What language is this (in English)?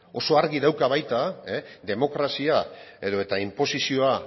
Basque